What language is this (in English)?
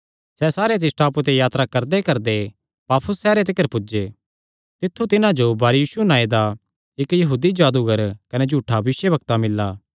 Kangri